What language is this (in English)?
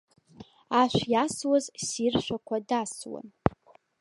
Abkhazian